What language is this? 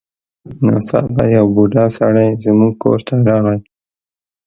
Pashto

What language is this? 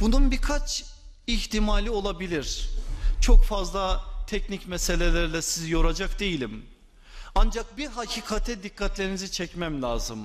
Turkish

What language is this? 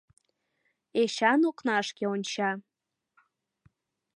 Mari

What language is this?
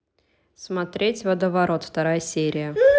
Russian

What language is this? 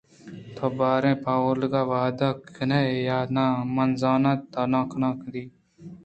Eastern Balochi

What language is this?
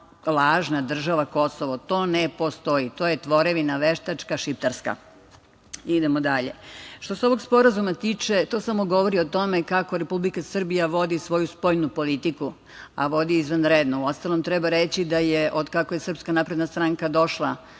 Serbian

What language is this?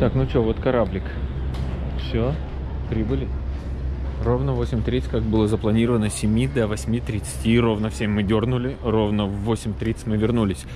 Russian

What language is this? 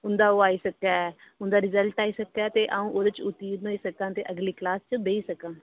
Dogri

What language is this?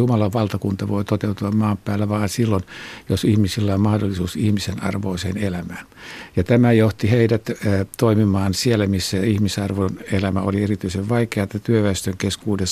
Finnish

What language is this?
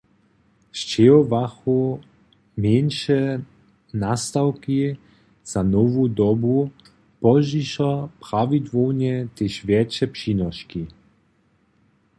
Upper Sorbian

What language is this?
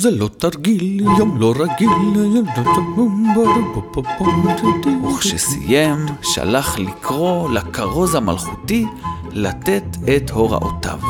Hebrew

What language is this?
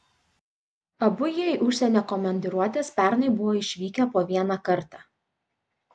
Lithuanian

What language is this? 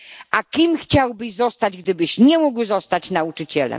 Polish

